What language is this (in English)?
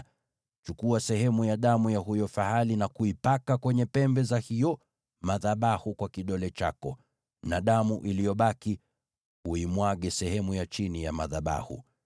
Swahili